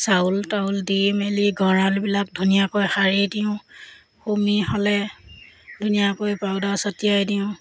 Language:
Assamese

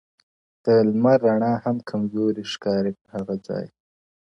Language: Pashto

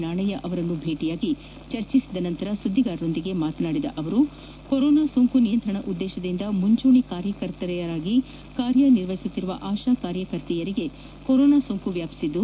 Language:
Kannada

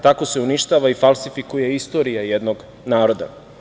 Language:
Serbian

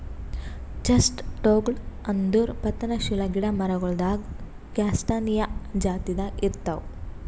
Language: Kannada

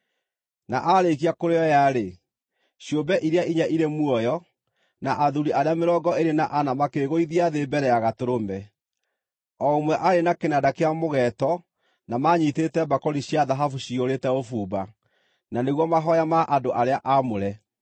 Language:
Kikuyu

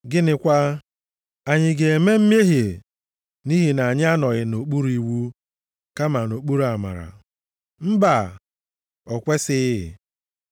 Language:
Igbo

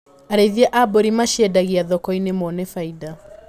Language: Kikuyu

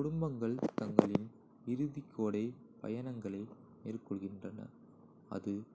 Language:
Kota (India)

